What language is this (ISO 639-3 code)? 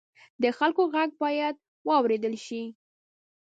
pus